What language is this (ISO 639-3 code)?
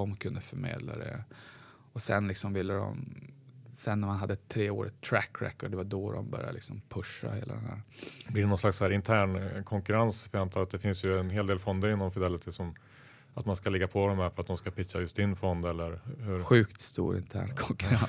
swe